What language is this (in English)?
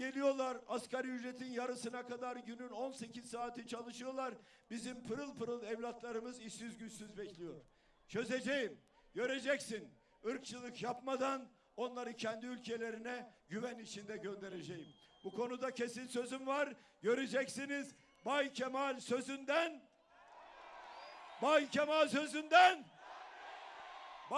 Turkish